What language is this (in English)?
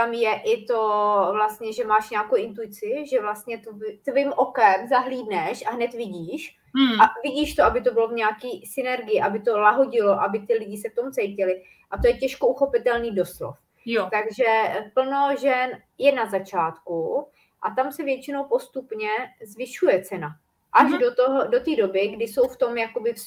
Czech